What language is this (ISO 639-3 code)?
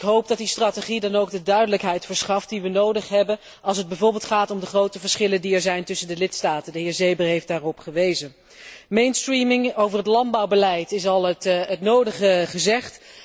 nld